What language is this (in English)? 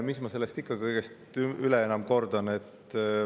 Estonian